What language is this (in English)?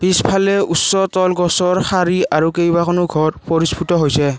Assamese